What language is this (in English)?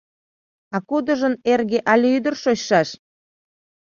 Mari